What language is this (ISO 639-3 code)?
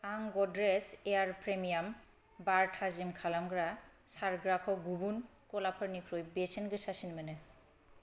brx